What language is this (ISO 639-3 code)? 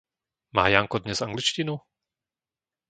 slk